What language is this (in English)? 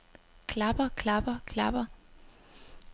Danish